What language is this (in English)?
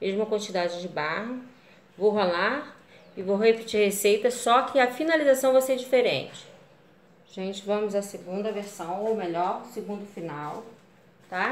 Portuguese